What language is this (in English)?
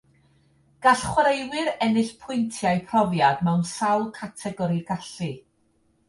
Welsh